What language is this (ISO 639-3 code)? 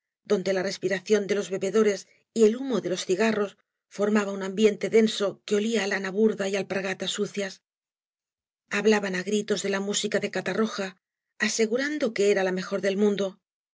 spa